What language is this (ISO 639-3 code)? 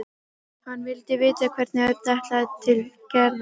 isl